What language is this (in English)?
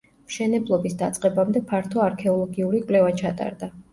Georgian